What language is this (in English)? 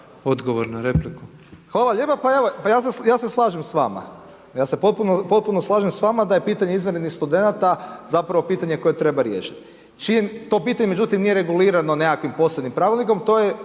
Croatian